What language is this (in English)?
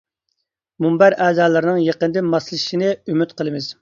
Uyghur